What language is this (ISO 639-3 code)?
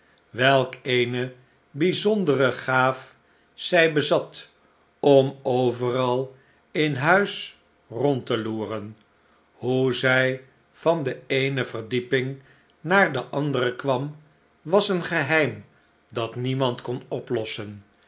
nld